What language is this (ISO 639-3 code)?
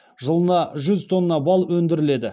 kaz